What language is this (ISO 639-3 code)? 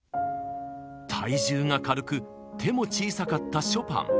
jpn